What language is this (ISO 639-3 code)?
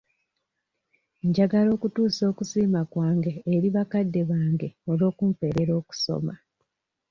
lug